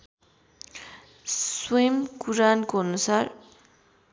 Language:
Nepali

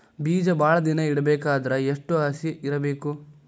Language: Kannada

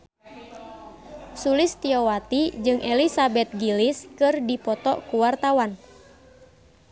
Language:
Sundanese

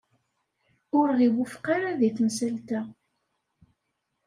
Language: Kabyle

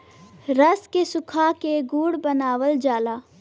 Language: Bhojpuri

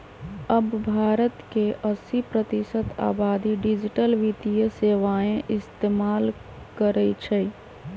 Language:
Magahi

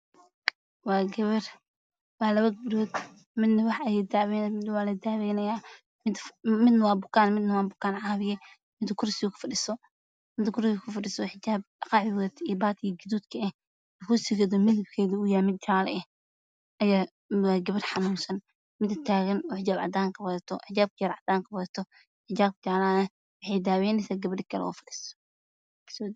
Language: Somali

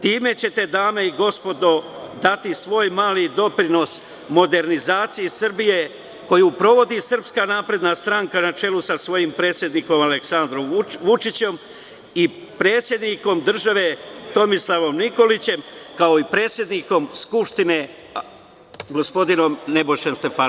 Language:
Serbian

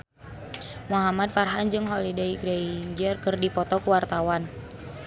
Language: Sundanese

